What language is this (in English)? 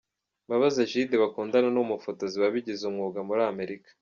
Kinyarwanda